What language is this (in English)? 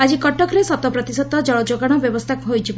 Odia